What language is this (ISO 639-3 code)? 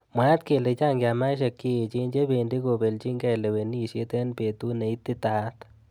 kln